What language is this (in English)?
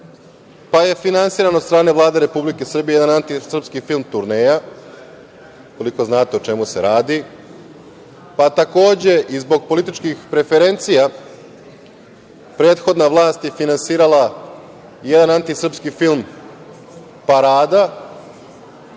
Serbian